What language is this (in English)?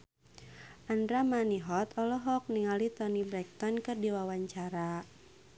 Sundanese